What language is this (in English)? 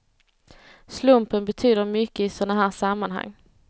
Swedish